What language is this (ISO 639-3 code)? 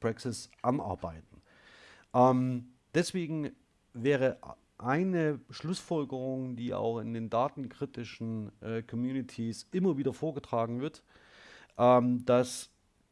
deu